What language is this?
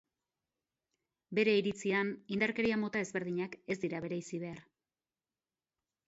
Basque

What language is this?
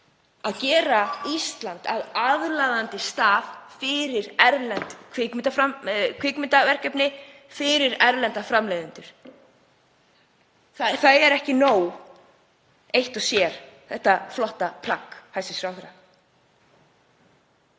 Icelandic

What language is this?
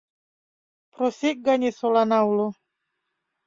Mari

